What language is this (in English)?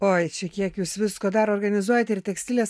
Lithuanian